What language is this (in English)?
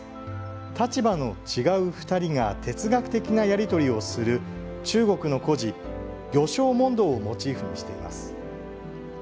Japanese